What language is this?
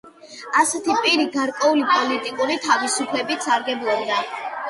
Georgian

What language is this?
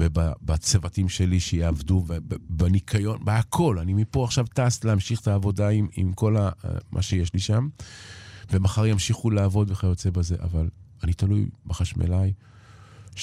Hebrew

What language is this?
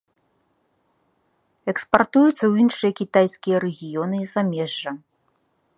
Belarusian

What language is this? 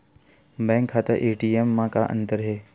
Chhattisgarhi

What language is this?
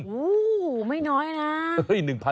Thai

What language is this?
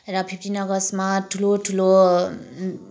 Nepali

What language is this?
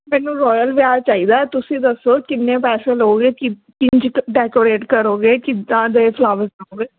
Punjabi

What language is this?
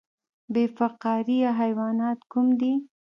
Pashto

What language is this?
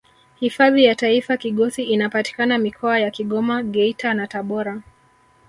Swahili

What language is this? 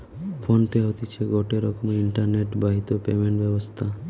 Bangla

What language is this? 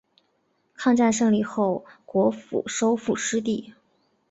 Chinese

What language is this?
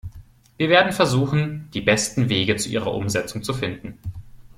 German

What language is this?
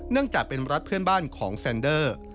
Thai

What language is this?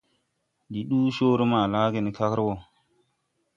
Tupuri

